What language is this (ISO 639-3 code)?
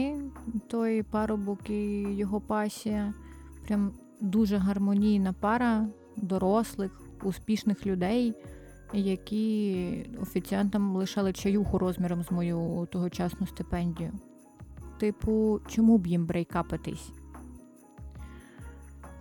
ukr